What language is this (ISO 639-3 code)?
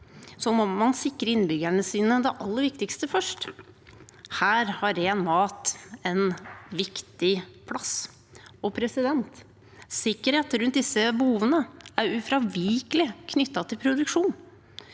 nor